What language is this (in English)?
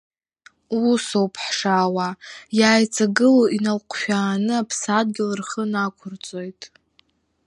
Abkhazian